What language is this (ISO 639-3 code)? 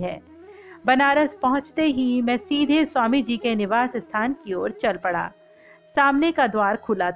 hin